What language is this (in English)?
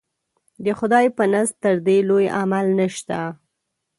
Pashto